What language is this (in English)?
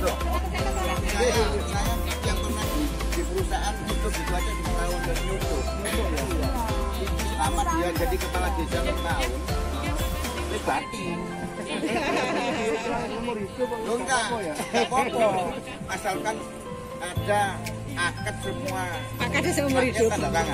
Indonesian